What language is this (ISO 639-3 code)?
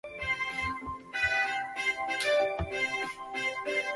zho